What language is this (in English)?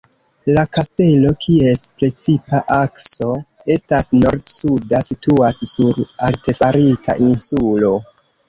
Esperanto